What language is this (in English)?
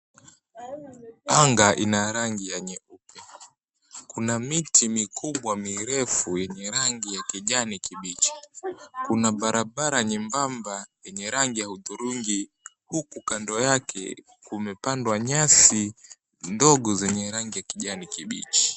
Swahili